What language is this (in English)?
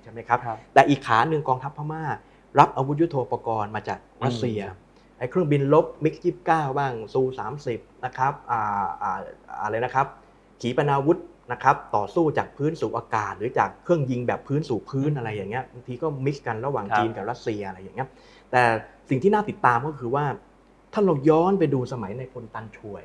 Thai